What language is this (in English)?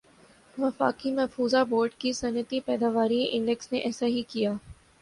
Urdu